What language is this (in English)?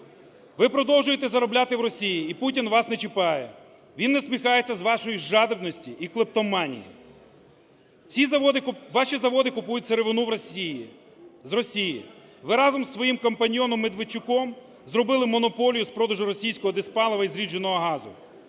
Ukrainian